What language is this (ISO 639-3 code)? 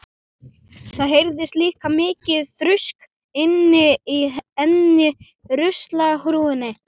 isl